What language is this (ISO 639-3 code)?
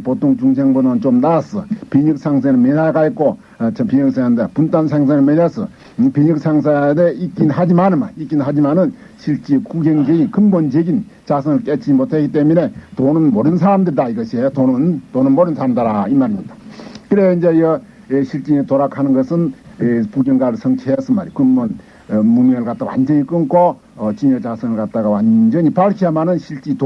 kor